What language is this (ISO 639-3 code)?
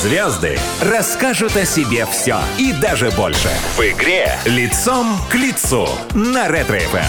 rus